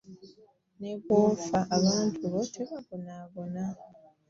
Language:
Ganda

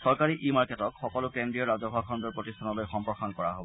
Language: Assamese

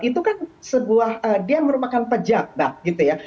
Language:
Indonesian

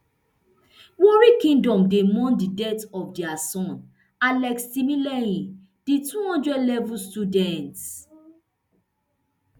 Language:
Nigerian Pidgin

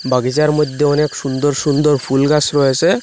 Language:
Bangla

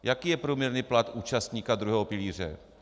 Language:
Czech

